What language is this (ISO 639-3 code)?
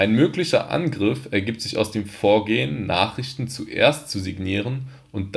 deu